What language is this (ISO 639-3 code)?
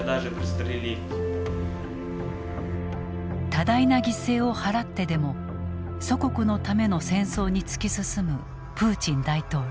jpn